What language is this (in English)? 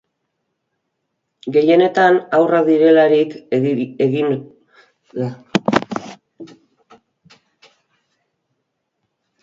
Basque